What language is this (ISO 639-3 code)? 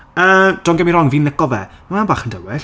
cym